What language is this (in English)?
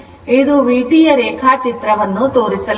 Kannada